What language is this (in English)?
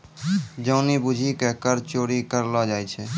Maithili